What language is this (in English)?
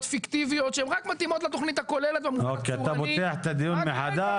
Hebrew